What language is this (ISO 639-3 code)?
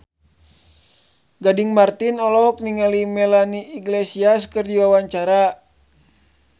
sun